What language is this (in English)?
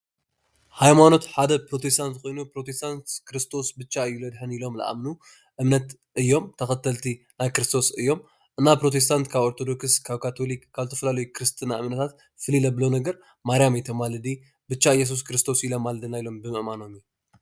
Tigrinya